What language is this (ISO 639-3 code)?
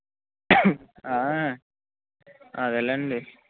tel